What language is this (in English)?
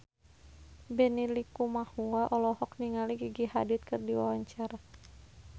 Sundanese